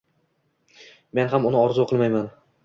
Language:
Uzbek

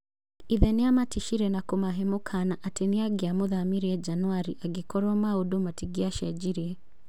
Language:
Kikuyu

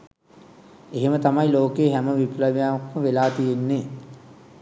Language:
Sinhala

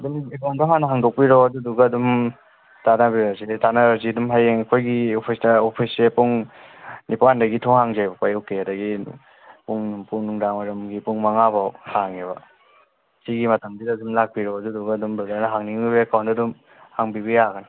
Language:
Manipuri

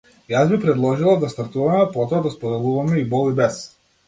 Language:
Macedonian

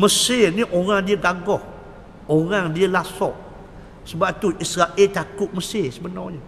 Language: Malay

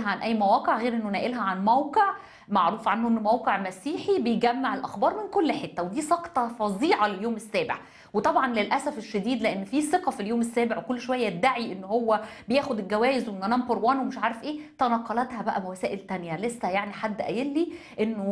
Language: Arabic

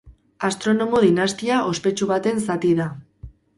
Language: Basque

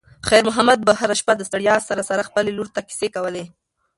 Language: Pashto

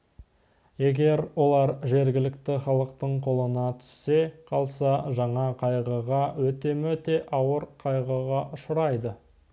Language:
Kazakh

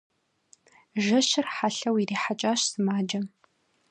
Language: Kabardian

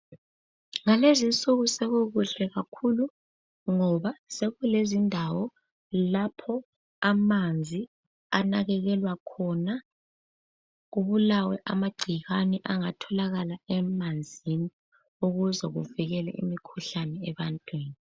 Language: North Ndebele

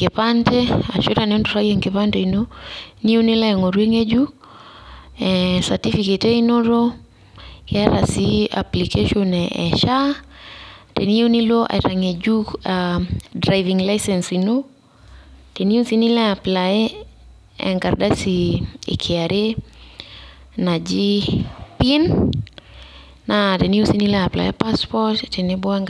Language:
Masai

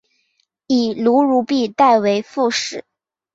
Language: Chinese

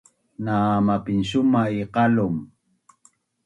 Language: Bunun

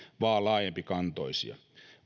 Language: Finnish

